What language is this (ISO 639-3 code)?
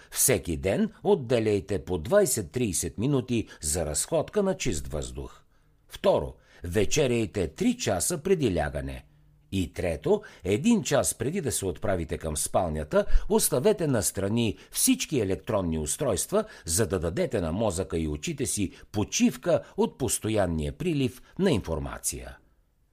bul